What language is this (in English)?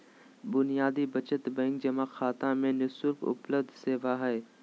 Magahi